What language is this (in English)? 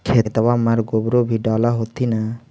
Magahi